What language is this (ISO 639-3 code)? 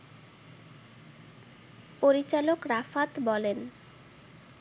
ben